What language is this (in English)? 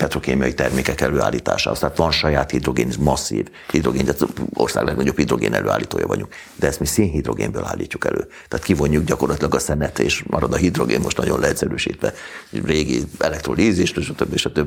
Hungarian